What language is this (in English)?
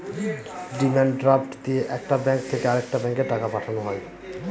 Bangla